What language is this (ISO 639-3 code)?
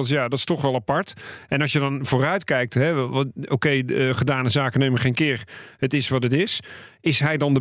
nld